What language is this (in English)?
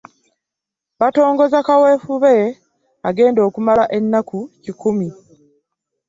Ganda